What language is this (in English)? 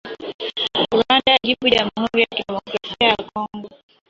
Swahili